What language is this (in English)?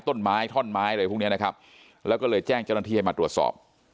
Thai